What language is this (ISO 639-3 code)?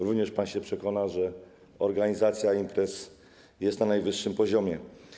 pol